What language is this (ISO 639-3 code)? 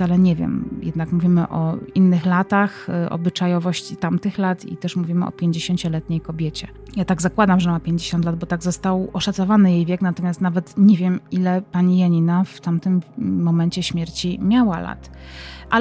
pol